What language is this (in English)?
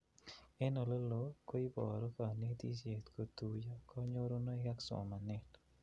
Kalenjin